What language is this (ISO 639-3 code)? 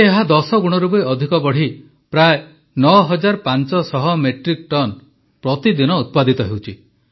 ori